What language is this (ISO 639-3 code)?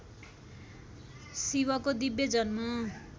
nep